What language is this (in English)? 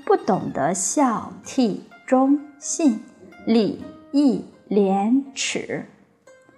Chinese